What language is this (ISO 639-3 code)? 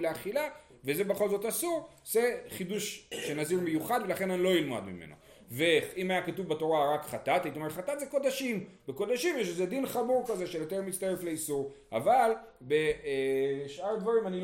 heb